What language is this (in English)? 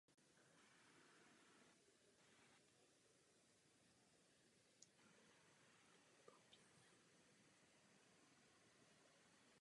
Czech